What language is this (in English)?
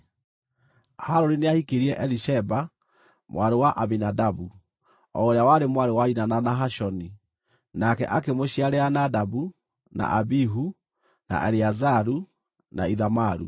Kikuyu